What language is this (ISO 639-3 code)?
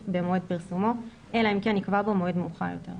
heb